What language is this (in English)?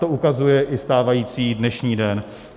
Czech